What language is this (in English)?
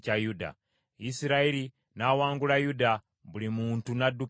Ganda